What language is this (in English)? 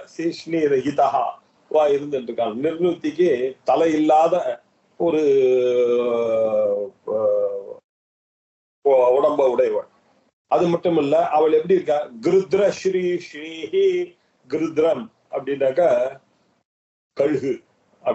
Arabic